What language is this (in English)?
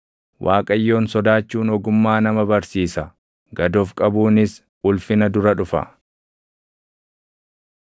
Oromo